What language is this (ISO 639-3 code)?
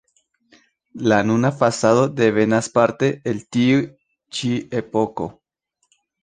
epo